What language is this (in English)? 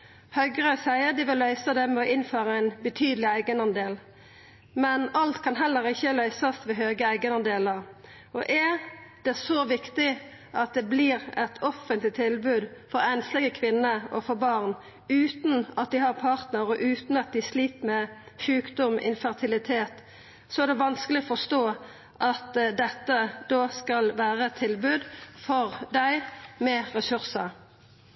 Norwegian Nynorsk